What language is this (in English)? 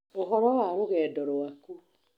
Kikuyu